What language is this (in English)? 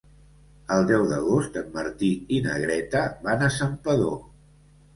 Catalan